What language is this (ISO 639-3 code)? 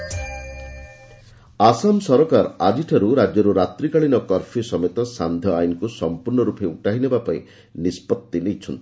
ori